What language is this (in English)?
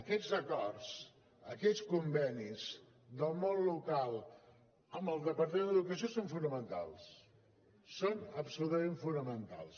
Catalan